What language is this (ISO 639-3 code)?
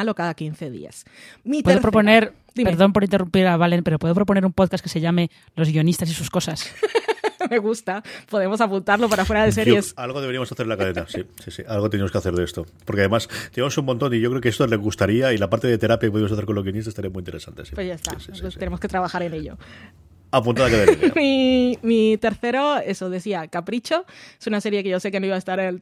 spa